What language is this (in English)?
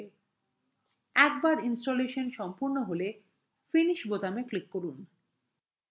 Bangla